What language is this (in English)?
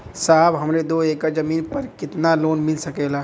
Bhojpuri